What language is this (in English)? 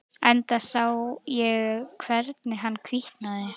Icelandic